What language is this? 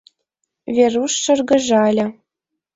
Mari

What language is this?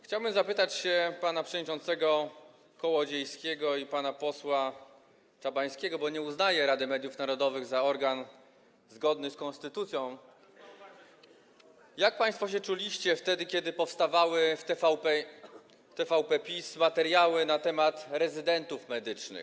Polish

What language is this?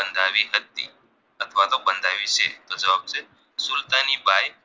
Gujarati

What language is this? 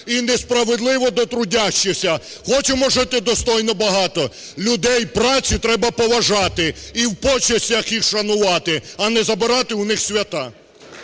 Ukrainian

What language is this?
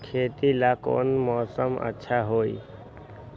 Magahi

